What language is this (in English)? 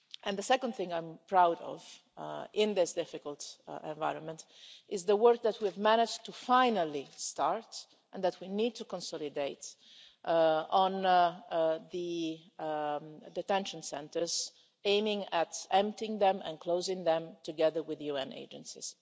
English